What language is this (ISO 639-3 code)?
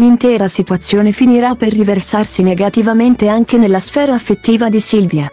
ita